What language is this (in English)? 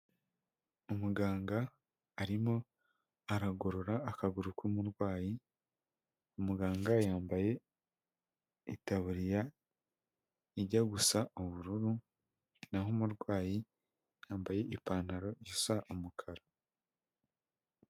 Kinyarwanda